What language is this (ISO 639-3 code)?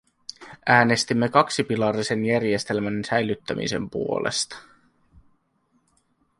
fin